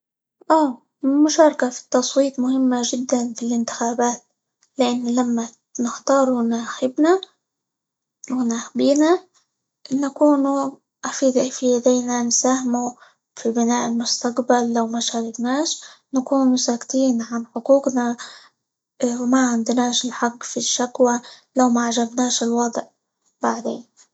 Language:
Libyan Arabic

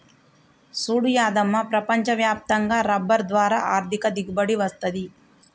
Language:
Telugu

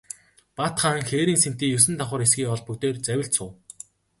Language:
Mongolian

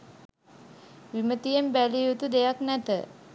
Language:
Sinhala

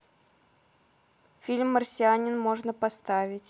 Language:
Russian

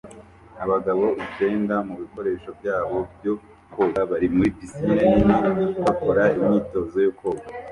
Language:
Kinyarwanda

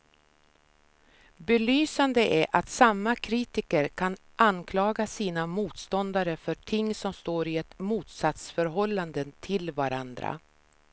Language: Swedish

